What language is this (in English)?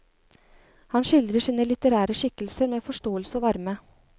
Norwegian